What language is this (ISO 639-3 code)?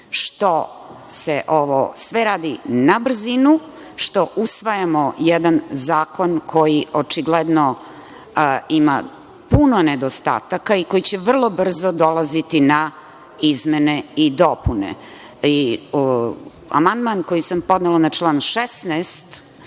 srp